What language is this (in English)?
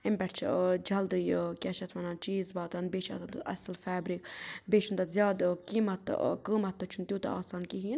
Kashmiri